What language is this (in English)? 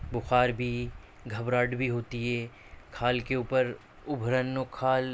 Urdu